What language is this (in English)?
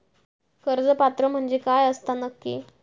Marathi